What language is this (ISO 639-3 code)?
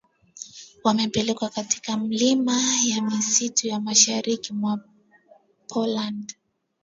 swa